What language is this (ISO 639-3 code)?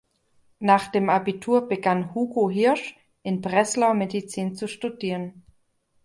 deu